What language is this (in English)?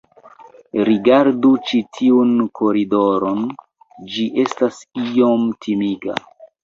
Esperanto